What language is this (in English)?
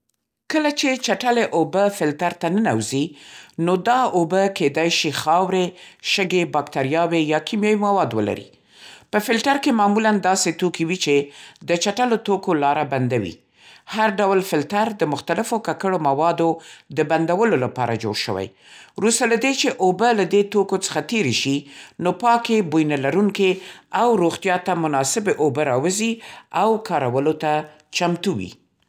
Central Pashto